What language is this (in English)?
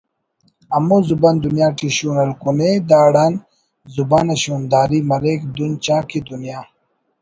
Brahui